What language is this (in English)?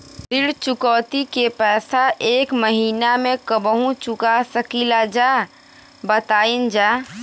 Bhojpuri